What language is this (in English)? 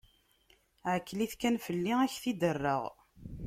Kabyle